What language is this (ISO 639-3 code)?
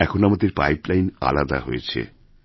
ben